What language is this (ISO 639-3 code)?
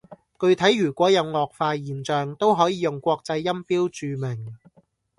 yue